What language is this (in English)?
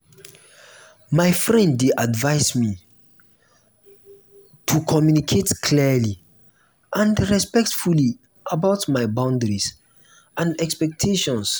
Nigerian Pidgin